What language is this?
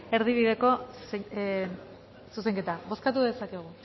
Basque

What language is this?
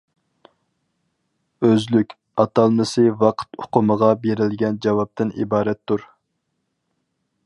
Uyghur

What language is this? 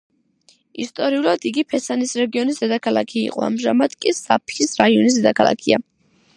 Georgian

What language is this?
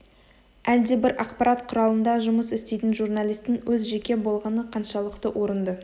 Kazakh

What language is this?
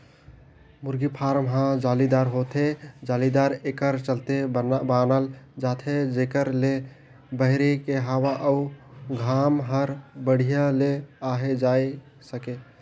Chhattisgarhi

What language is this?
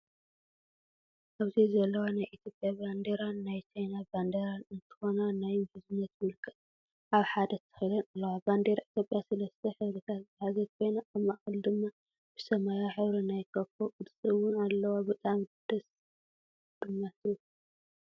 Tigrinya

